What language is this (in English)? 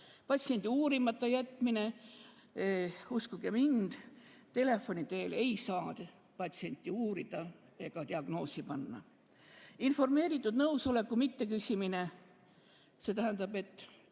Estonian